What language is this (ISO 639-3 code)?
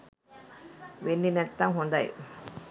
sin